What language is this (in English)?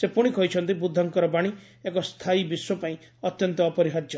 Odia